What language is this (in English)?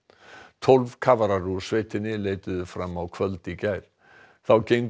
Icelandic